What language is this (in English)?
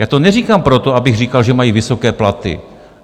Czech